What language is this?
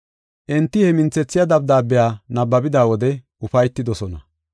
Gofa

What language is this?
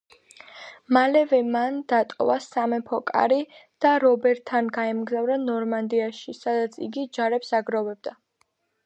Georgian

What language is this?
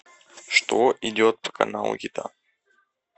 Russian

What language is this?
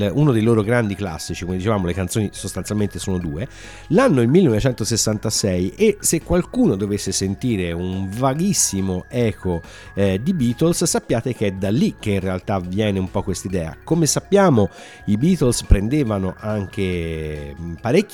Italian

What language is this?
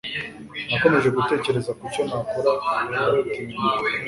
Kinyarwanda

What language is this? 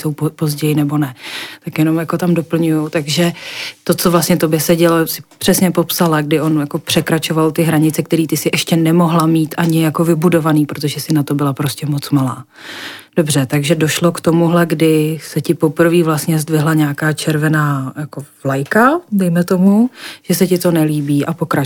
Czech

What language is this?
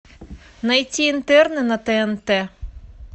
Russian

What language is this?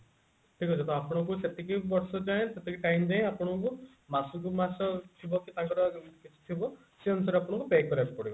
Odia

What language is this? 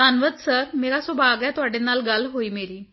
Punjabi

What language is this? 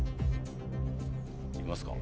Japanese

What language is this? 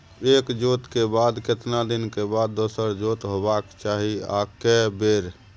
Maithili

